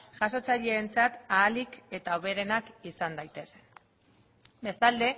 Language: Basque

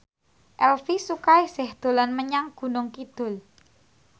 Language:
Javanese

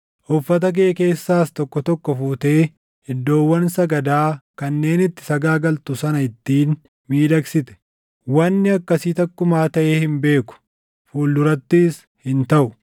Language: Oromo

